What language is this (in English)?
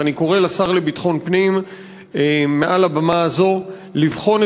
Hebrew